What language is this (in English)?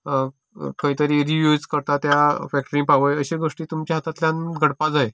Konkani